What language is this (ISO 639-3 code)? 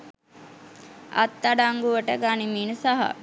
sin